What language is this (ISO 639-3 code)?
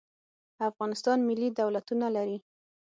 pus